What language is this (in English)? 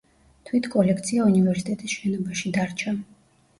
Georgian